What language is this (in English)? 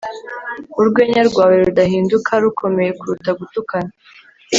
Kinyarwanda